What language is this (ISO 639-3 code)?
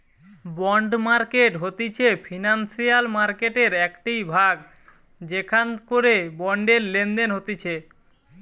ben